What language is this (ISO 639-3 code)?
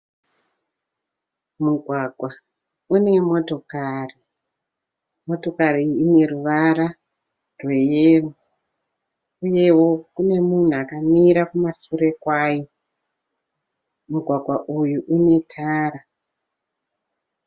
sna